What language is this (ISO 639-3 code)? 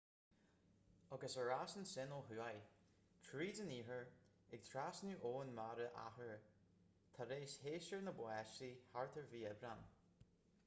gle